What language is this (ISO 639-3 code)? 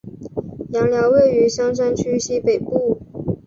zho